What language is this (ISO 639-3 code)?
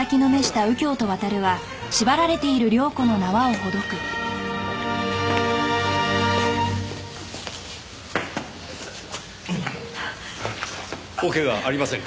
jpn